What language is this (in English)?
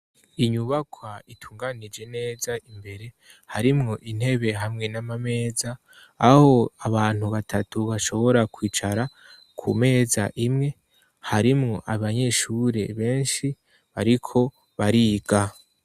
Rundi